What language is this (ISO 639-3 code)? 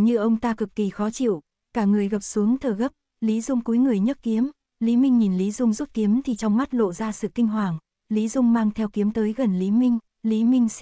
vie